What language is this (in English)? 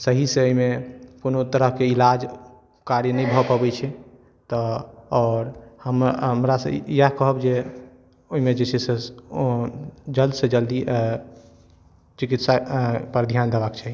Maithili